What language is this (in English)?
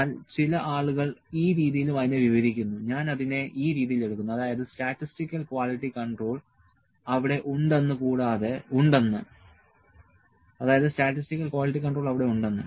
Malayalam